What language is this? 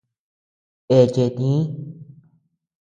Tepeuxila Cuicatec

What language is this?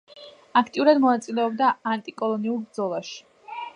Georgian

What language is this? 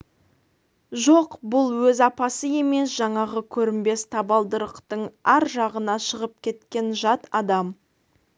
Kazakh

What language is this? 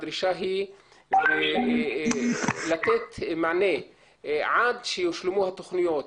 Hebrew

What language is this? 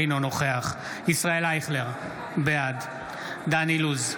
Hebrew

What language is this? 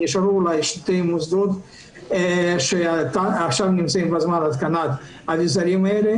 Hebrew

